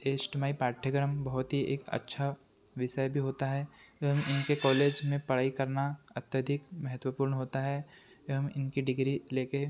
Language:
Hindi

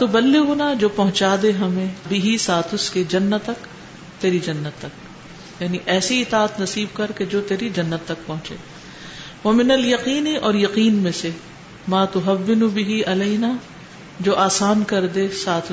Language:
Urdu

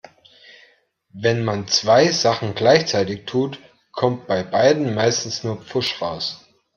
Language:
German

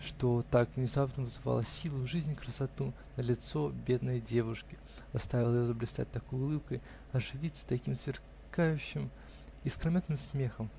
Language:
Russian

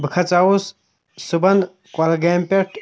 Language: Kashmiri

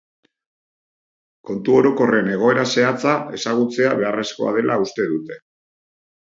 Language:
Basque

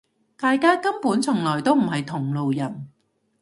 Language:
Cantonese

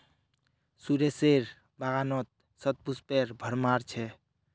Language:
Magahi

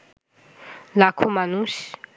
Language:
Bangla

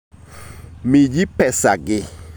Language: Luo (Kenya and Tanzania)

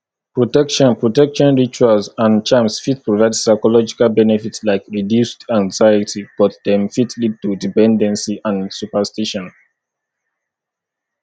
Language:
Nigerian Pidgin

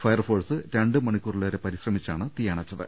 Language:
Malayalam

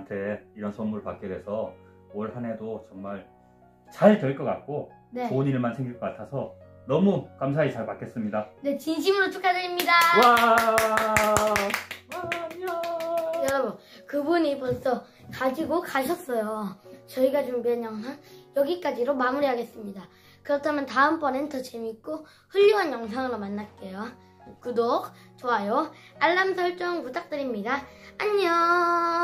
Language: Korean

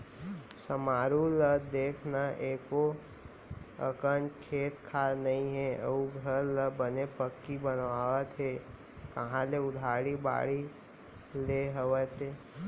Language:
Chhattisgarhi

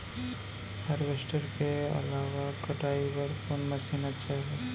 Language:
Chhattisgarhi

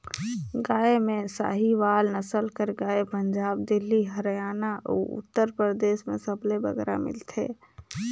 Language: Chhattisgarhi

